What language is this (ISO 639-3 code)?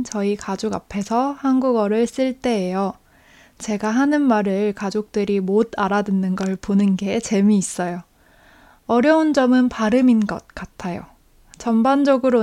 kor